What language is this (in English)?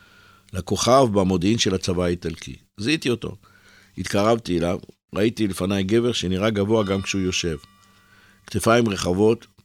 Hebrew